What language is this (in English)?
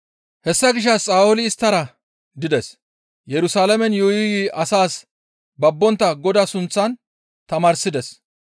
Gamo